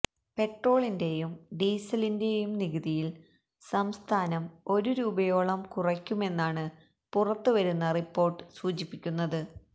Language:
Malayalam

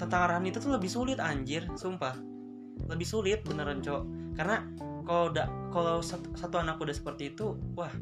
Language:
Indonesian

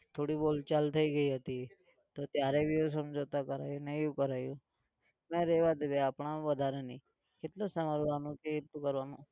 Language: Gujarati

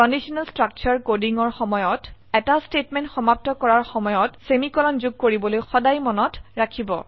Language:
Assamese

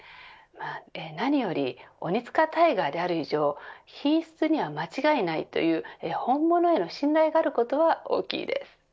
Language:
Japanese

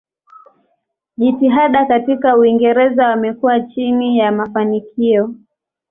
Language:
Swahili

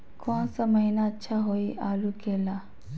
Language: Magahi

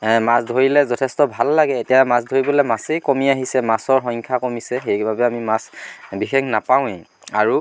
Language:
Assamese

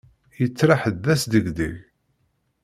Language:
Kabyle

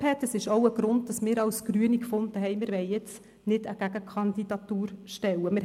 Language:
Swiss German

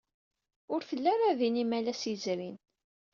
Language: Kabyle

